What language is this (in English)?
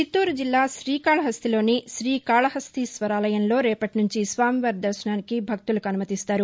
Telugu